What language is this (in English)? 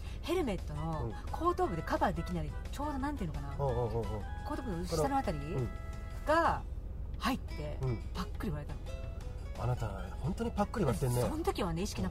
Japanese